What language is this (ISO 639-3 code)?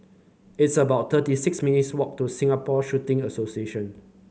eng